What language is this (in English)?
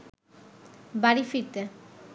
Bangla